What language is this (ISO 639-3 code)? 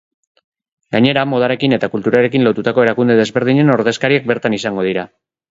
eus